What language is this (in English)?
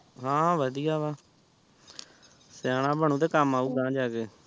Punjabi